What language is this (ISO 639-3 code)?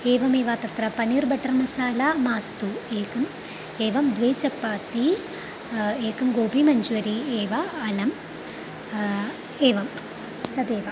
san